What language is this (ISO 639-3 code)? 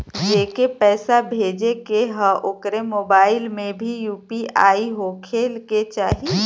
bho